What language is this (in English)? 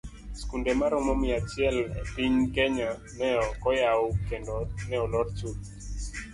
Luo (Kenya and Tanzania)